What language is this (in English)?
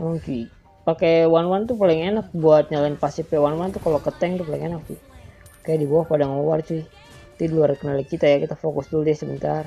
Indonesian